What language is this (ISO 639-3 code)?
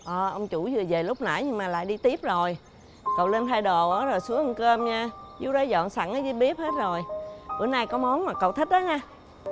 vie